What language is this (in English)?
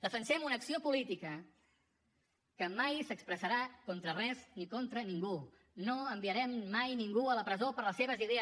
Catalan